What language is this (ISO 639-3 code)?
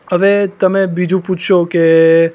guj